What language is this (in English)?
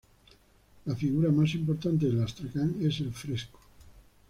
Spanish